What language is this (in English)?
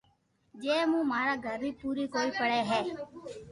Loarki